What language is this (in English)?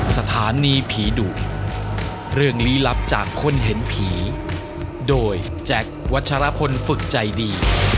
Thai